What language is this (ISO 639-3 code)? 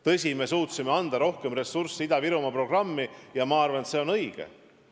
est